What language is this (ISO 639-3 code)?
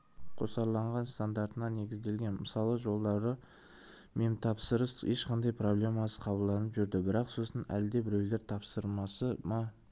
kaz